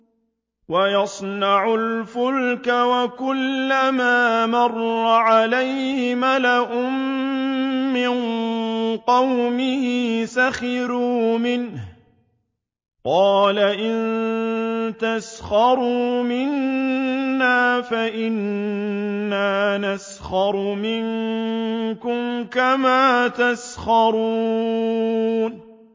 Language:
Arabic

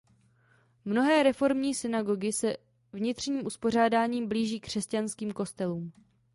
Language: Czech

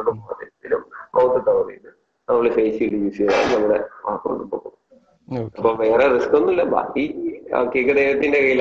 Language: Malayalam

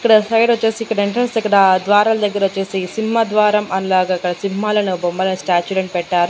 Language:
Telugu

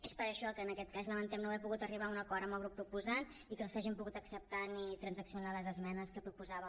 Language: Catalan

